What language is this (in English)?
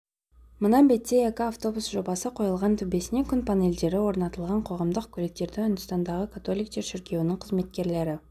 Kazakh